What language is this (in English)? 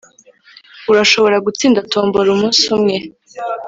Kinyarwanda